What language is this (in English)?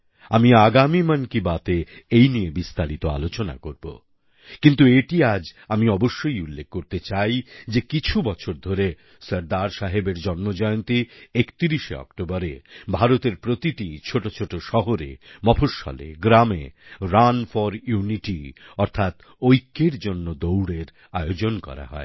Bangla